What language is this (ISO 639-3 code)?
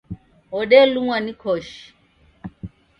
dav